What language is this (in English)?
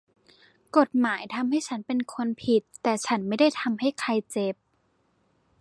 Thai